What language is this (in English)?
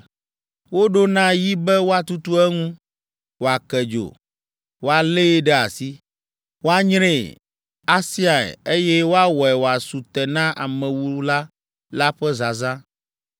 Ewe